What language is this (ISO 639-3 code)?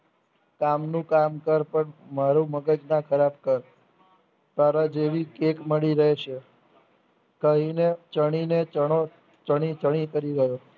guj